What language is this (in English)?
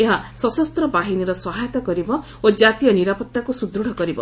Odia